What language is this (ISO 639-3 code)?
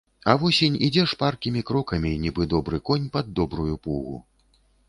bel